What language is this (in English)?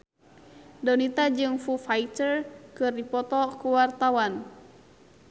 Sundanese